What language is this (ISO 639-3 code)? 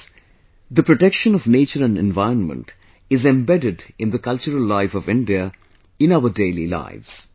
eng